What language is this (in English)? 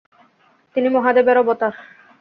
Bangla